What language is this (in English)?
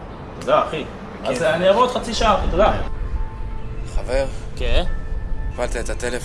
Hebrew